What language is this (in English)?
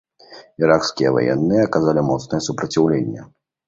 Belarusian